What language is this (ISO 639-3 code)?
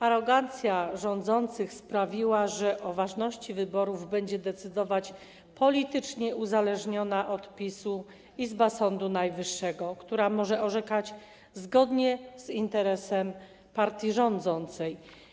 pol